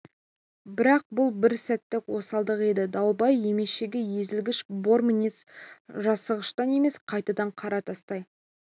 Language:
Kazakh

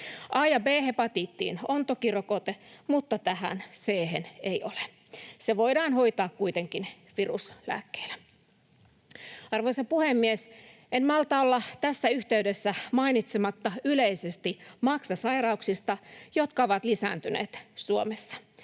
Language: Finnish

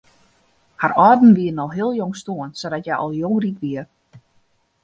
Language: Western Frisian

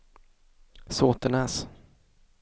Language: Swedish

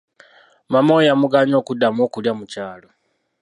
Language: Ganda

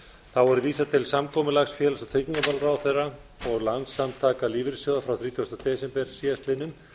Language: Icelandic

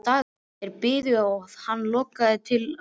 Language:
Icelandic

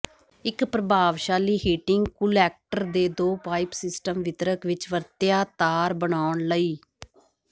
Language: Punjabi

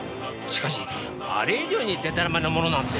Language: Japanese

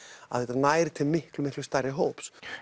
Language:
Icelandic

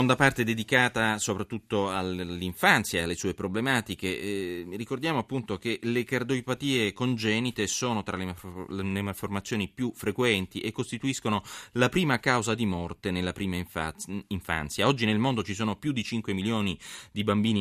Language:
Italian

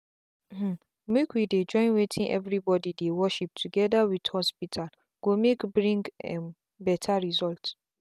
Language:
Nigerian Pidgin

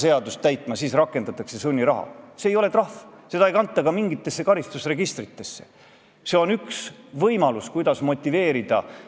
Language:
Estonian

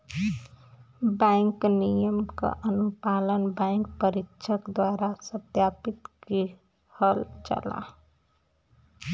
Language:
Bhojpuri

